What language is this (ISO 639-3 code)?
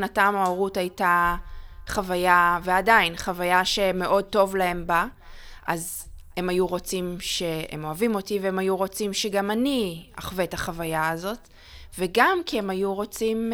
heb